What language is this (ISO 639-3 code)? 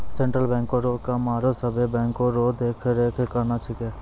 mai